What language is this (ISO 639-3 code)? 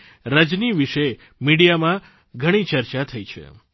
guj